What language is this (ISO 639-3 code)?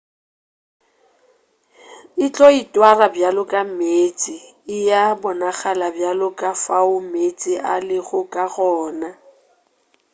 nso